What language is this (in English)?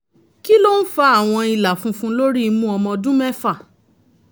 Yoruba